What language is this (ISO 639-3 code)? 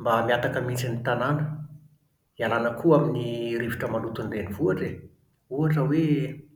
mlg